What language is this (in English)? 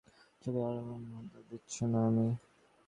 Bangla